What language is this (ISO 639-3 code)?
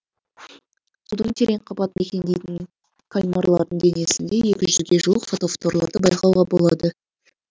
kaz